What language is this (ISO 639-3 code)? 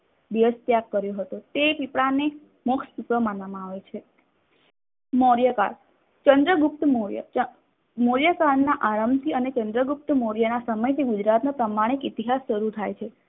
guj